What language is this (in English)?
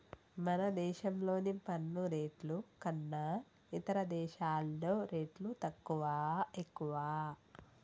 Telugu